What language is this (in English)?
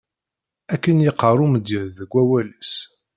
Kabyle